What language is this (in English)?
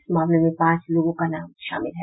Hindi